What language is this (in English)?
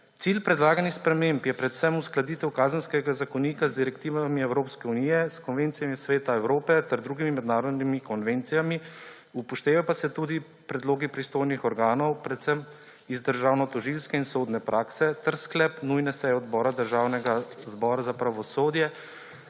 Slovenian